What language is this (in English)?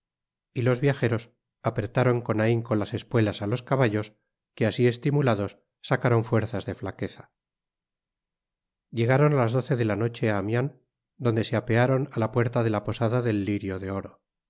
Spanish